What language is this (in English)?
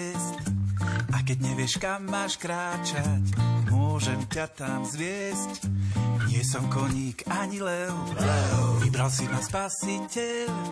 Slovak